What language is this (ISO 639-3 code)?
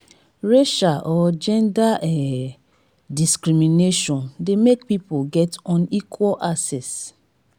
pcm